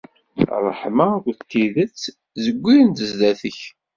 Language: Kabyle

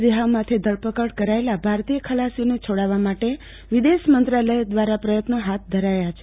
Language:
Gujarati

